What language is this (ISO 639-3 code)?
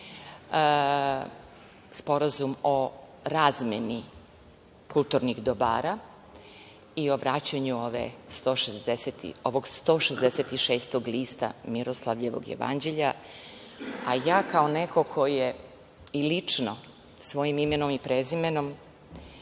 srp